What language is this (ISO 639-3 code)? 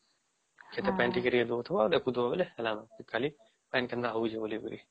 ori